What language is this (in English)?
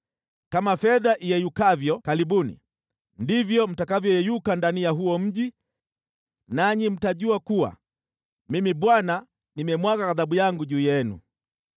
Swahili